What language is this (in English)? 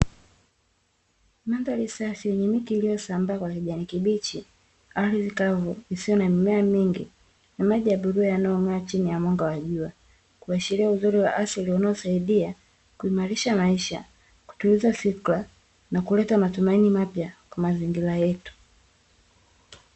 Swahili